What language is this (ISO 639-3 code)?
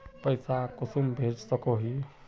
mag